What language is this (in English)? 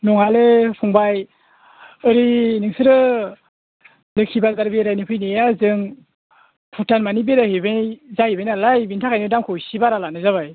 Bodo